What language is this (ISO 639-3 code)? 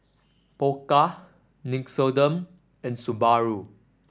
eng